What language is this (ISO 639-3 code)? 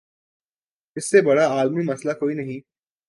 urd